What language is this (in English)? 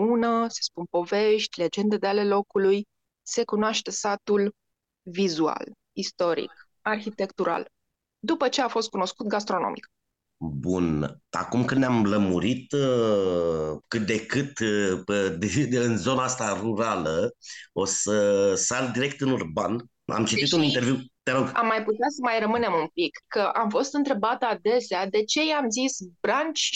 Romanian